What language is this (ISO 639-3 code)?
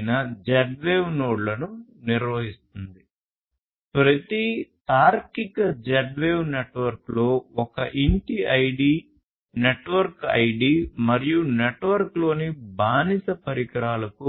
tel